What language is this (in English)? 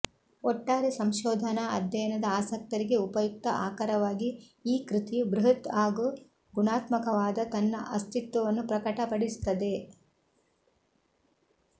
Kannada